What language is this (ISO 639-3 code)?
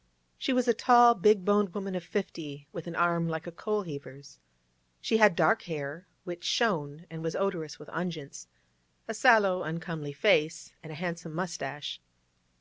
eng